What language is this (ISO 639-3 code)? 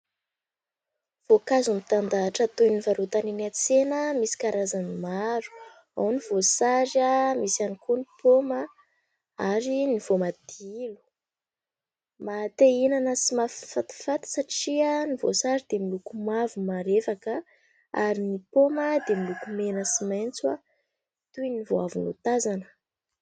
mlg